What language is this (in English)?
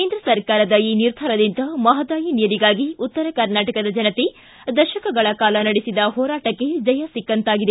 Kannada